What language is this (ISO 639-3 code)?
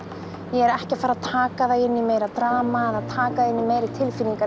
isl